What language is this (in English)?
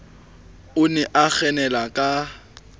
Southern Sotho